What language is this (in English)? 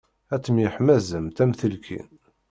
Kabyle